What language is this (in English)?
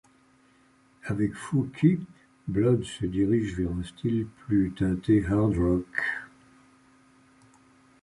French